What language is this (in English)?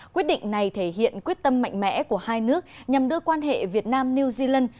Vietnamese